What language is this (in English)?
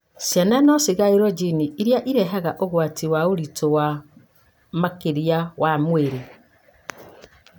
Kikuyu